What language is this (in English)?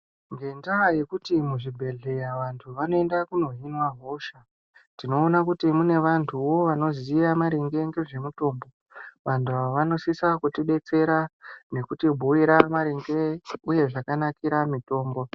Ndau